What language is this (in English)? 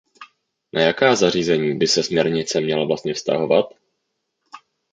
Czech